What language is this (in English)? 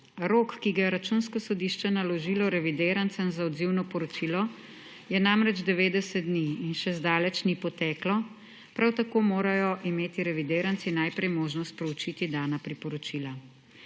Slovenian